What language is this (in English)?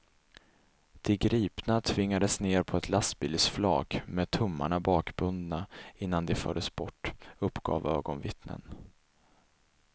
Swedish